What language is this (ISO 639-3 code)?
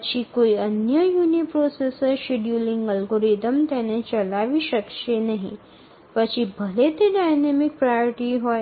ben